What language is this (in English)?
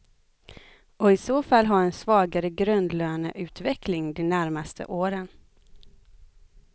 Swedish